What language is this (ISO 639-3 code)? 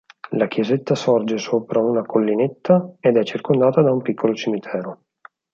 ita